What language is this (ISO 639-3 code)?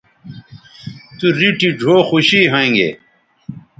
btv